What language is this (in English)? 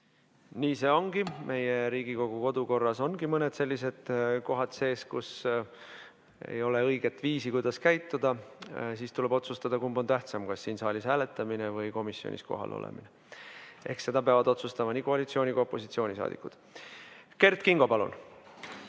Estonian